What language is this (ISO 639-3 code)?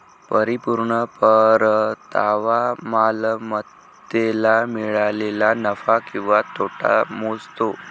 mar